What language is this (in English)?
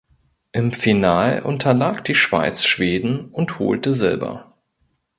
German